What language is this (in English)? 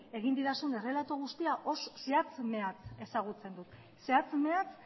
Basque